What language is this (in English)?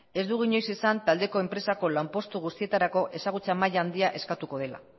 Basque